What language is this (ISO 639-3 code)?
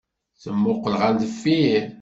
kab